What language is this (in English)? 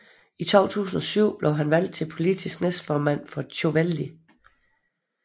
Danish